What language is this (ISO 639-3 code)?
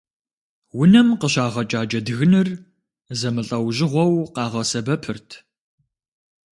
kbd